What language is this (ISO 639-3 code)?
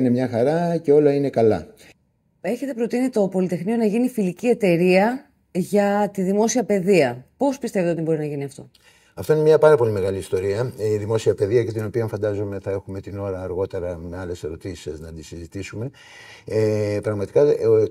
ell